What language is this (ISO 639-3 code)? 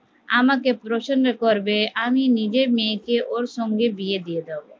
ben